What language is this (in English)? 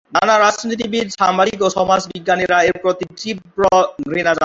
Bangla